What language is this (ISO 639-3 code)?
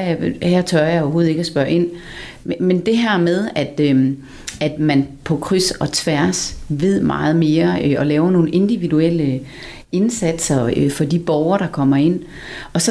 dan